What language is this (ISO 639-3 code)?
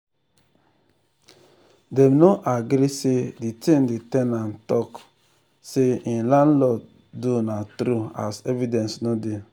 pcm